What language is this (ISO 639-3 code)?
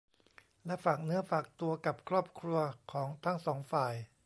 tha